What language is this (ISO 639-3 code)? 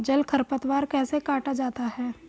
hin